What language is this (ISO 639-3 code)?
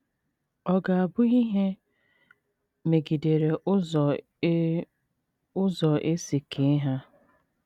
ibo